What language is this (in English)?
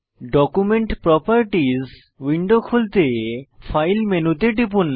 Bangla